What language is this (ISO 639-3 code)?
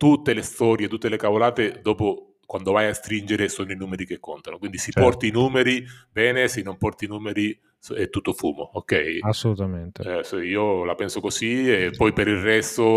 ita